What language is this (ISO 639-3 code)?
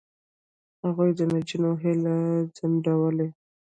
pus